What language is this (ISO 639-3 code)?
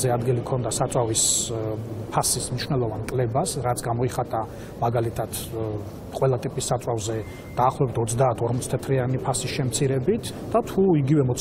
ron